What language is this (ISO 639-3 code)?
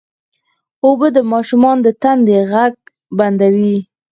pus